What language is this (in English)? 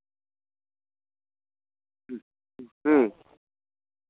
Santali